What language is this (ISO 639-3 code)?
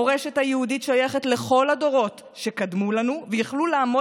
heb